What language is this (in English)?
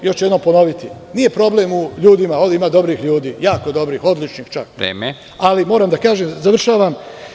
Serbian